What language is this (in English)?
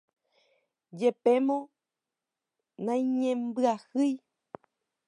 Guarani